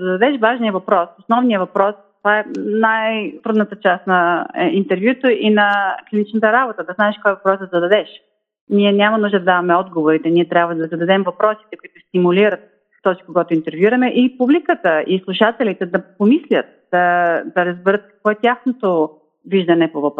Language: Bulgarian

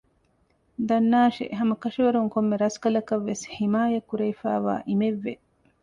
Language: Divehi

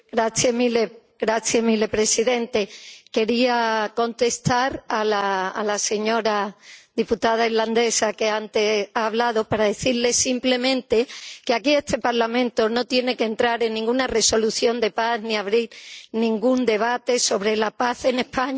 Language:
Spanish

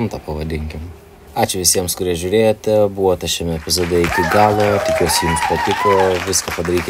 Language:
Lithuanian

